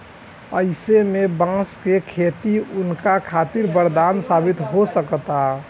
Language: Bhojpuri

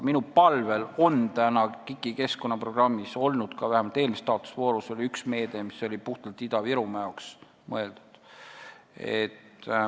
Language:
Estonian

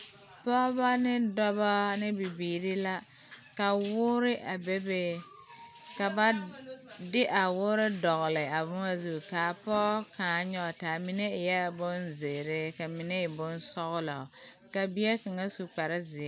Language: Southern Dagaare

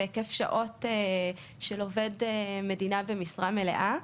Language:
Hebrew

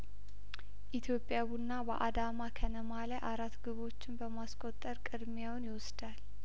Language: Amharic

